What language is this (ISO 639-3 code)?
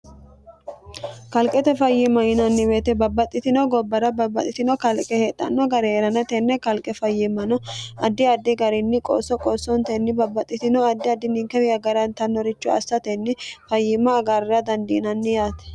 sid